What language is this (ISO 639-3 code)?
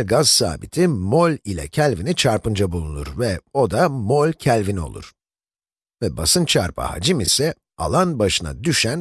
tur